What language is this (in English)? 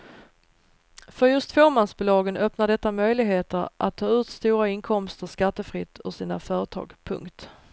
Swedish